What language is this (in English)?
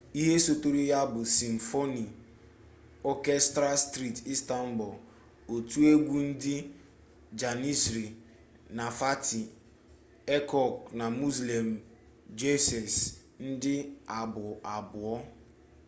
Igbo